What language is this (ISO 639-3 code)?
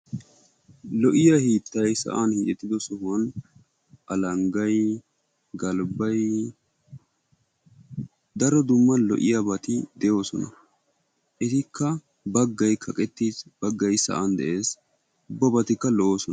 wal